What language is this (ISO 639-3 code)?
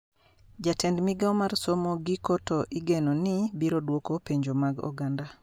luo